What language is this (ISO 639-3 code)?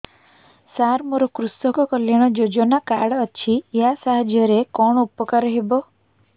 ori